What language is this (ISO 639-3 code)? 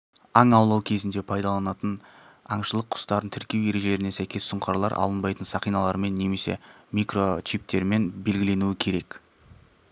kaz